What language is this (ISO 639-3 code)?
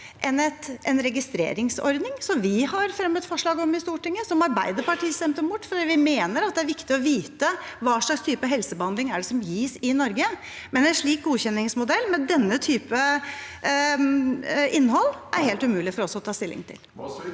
nor